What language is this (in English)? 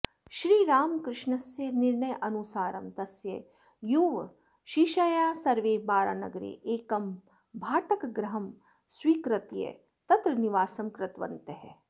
Sanskrit